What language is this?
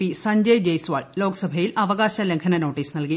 Malayalam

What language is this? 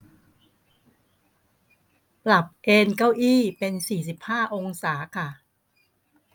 Thai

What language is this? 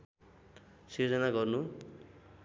Nepali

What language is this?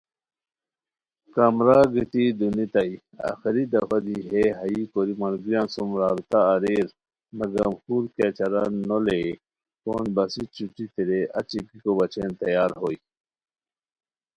Khowar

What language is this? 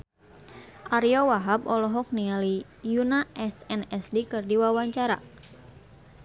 Sundanese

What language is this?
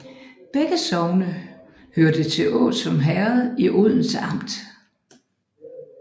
Danish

